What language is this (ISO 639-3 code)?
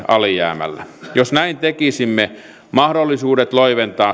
fin